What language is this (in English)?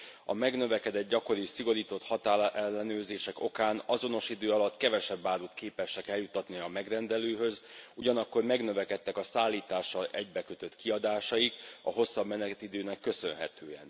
Hungarian